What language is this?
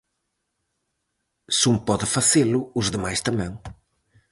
Galician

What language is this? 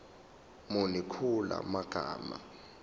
Zulu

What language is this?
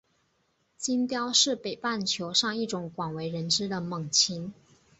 Chinese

